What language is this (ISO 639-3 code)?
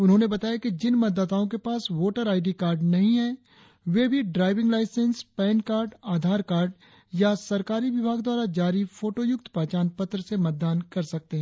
hin